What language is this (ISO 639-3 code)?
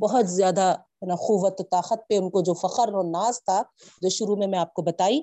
urd